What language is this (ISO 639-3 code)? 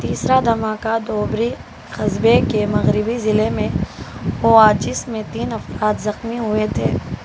urd